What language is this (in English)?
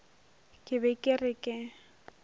Northern Sotho